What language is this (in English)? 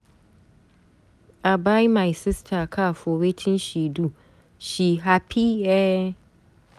Nigerian Pidgin